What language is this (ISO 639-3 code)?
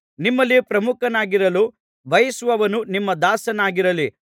kan